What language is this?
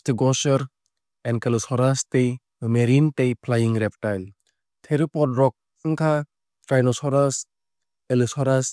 Kok Borok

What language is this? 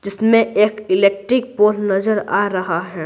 Hindi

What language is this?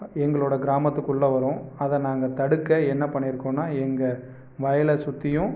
Tamil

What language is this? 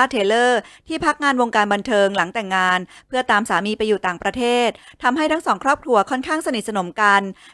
Thai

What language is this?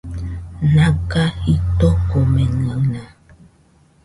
Nüpode Huitoto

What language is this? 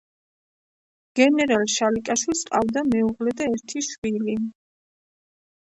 Georgian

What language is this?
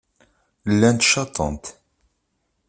Kabyle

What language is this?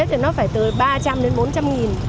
Vietnamese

